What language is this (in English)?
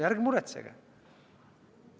Estonian